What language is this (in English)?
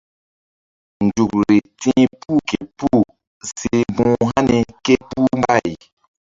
Mbum